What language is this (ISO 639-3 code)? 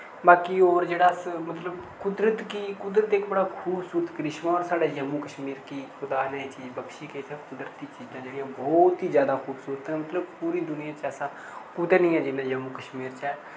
doi